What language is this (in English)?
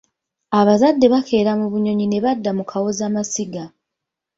Ganda